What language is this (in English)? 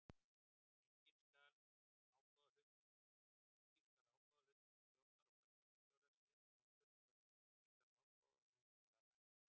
Icelandic